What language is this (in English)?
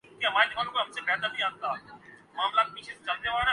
Urdu